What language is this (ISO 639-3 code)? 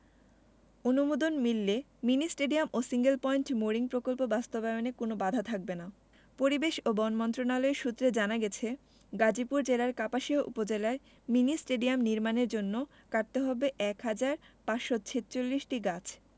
ben